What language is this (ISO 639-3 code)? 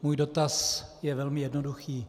ces